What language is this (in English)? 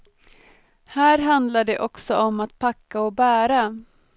Swedish